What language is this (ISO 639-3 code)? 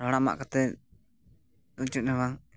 sat